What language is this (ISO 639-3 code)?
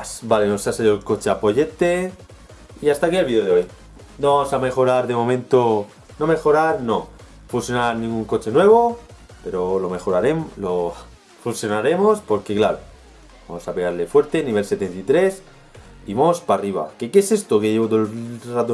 spa